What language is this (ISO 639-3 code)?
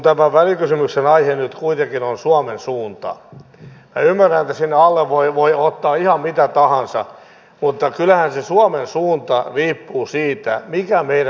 fin